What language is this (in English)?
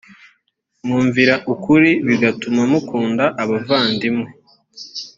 Kinyarwanda